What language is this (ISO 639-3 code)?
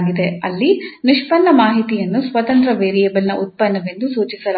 kan